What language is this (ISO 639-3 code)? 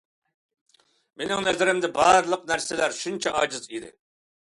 uig